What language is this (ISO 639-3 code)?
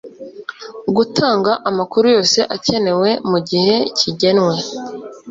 kin